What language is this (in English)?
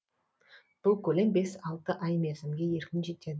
Kazakh